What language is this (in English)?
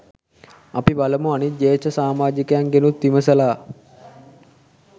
Sinhala